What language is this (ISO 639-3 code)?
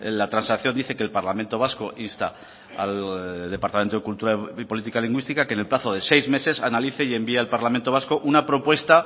spa